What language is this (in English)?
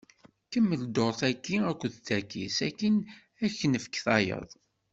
Kabyle